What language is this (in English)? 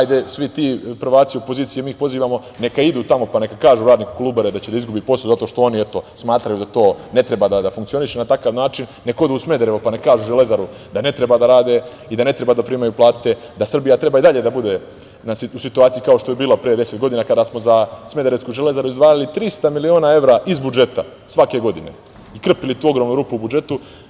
Serbian